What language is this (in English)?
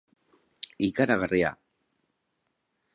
Basque